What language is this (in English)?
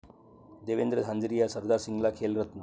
Marathi